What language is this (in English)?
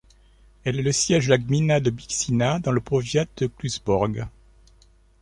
French